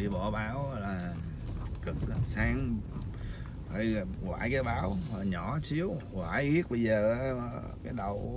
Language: Vietnamese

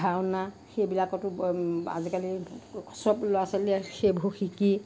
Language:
Assamese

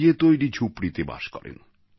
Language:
Bangla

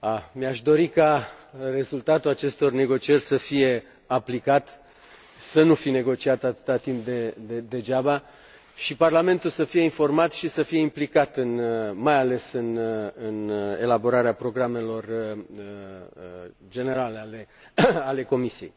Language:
Romanian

